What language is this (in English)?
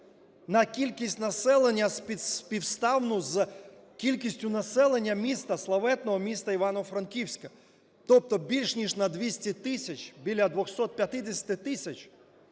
Ukrainian